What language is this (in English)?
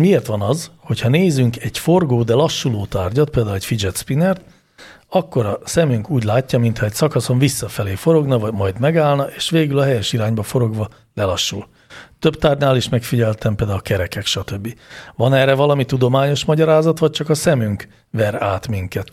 Hungarian